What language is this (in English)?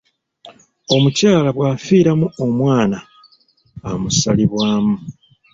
Ganda